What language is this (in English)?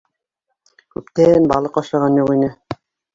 Bashkir